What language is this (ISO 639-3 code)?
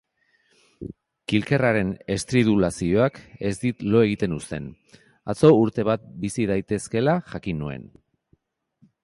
eus